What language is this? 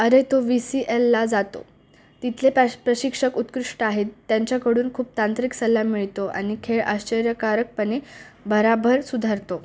Marathi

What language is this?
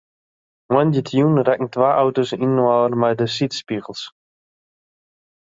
Western Frisian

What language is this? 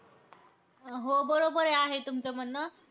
Marathi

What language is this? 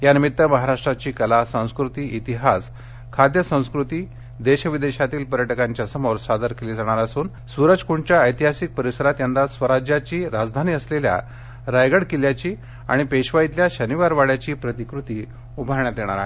Marathi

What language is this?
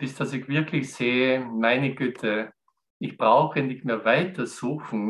German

